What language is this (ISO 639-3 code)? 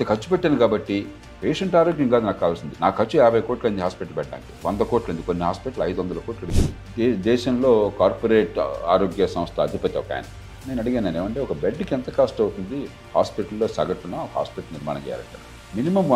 tel